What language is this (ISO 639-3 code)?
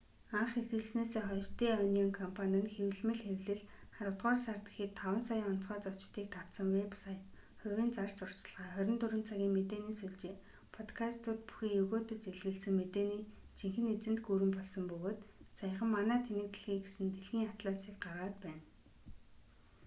mon